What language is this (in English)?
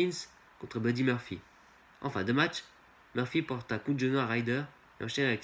French